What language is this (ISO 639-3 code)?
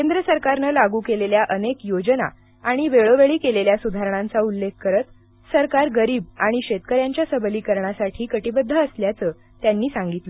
mar